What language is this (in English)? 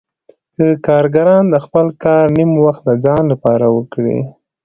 Pashto